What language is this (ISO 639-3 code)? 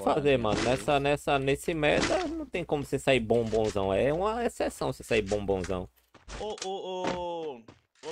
por